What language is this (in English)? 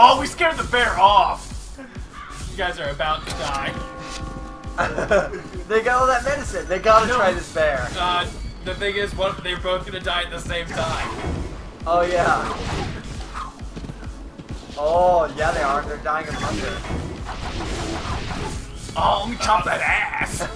English